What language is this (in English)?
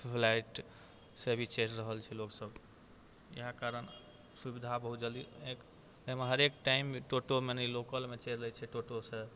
Maithili